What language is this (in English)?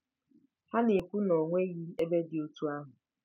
Igbo